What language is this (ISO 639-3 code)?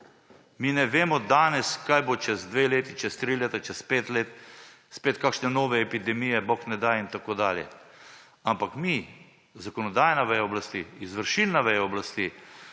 slv